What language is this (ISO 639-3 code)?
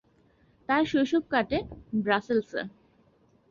ben